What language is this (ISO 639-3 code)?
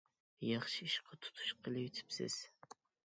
uig